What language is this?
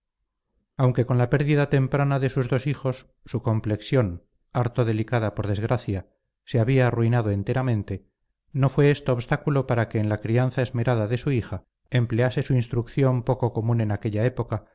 Spanish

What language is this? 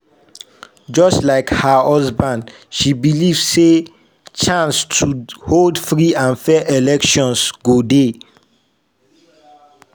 Nigerian Pidgin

